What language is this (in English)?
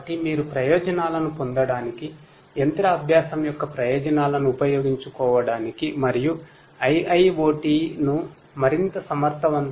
Telugu